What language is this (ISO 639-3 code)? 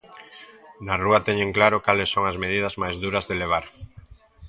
glg